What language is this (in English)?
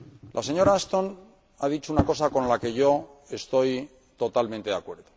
Spanish